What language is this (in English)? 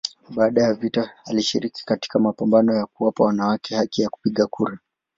Swahili